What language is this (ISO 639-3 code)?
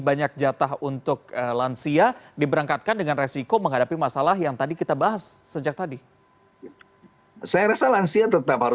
ind